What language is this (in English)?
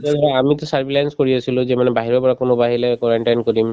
Assamese